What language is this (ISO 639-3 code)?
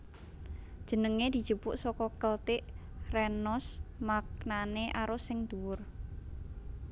jav